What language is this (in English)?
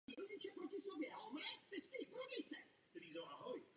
Czech